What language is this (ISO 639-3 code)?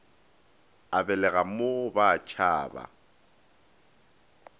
nso